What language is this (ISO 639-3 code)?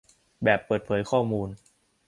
tha